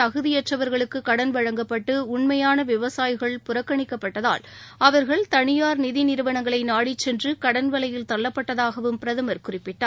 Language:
Tamil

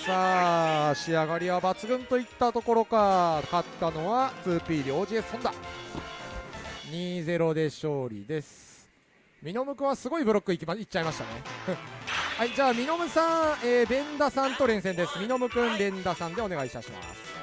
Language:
Japanese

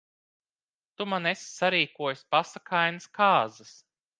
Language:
Latvian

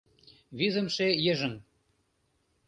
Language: Mari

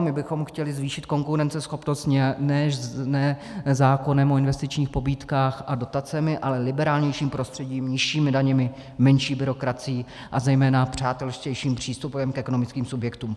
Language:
Czech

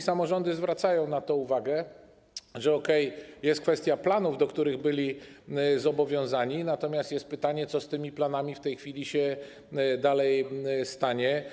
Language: Polish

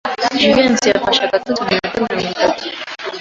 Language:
Kinyarwanda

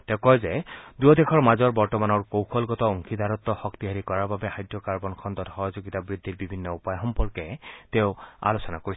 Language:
Assamese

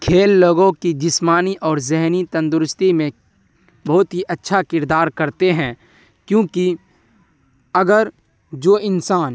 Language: Urdu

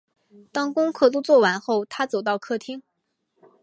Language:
Chinese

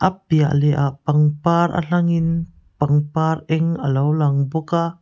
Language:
Mizo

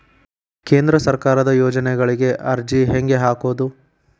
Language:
Kannada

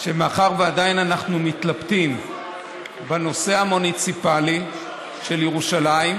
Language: Hebrew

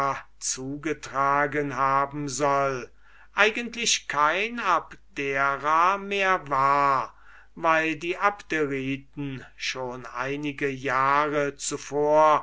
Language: German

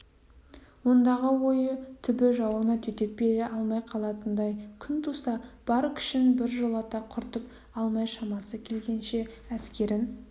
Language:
Kazakh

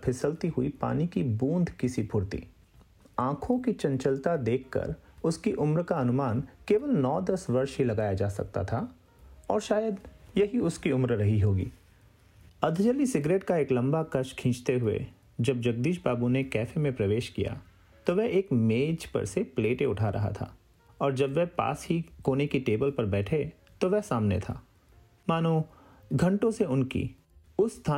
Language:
Hindi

